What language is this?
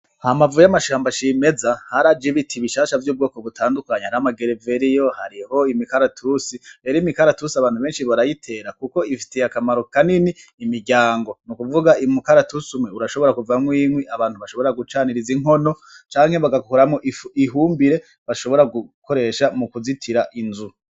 Rundi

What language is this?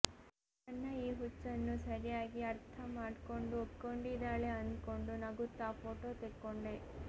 Kannada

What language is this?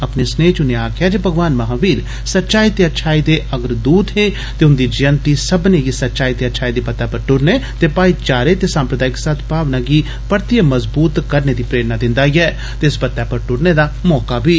Dogri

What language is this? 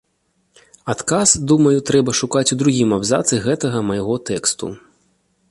Belarusian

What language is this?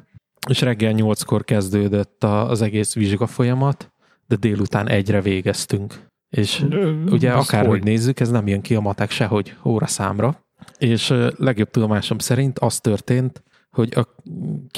Hungarian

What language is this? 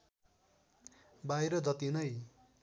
Nepali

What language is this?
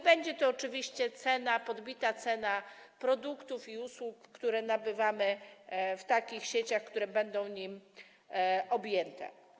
Polish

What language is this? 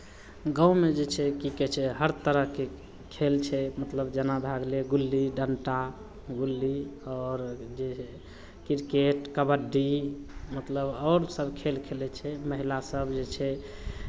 Maithili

